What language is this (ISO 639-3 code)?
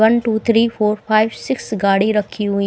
hin